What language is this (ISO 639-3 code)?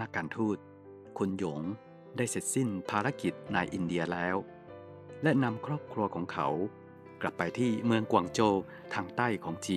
tha